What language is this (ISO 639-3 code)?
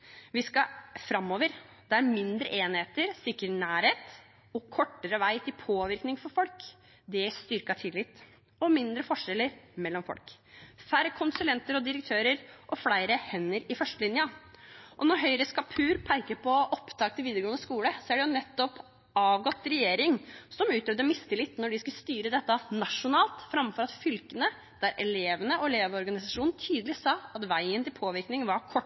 nob